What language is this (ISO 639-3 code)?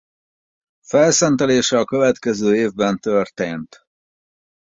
hun